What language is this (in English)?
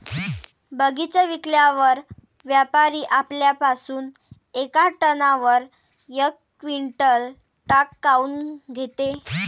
Marathi